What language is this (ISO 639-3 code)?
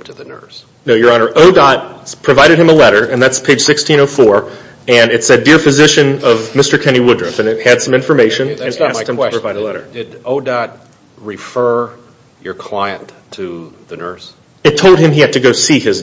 eng